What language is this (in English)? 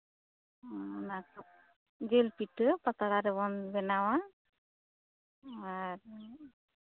Santali